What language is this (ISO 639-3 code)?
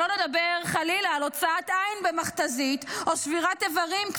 heb